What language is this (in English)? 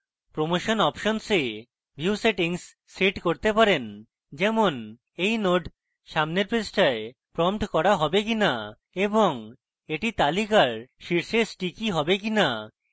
Bangla